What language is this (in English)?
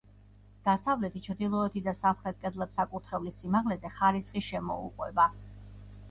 Georgian